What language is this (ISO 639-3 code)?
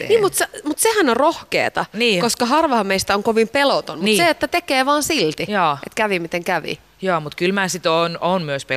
fin